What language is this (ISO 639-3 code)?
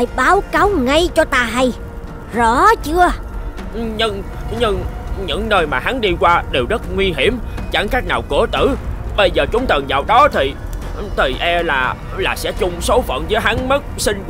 vie